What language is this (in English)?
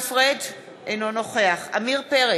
Hebrew